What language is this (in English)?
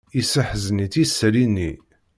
Kabyle